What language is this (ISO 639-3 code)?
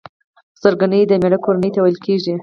pus